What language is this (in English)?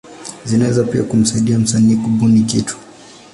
Swahili